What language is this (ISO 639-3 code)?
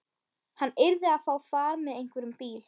isl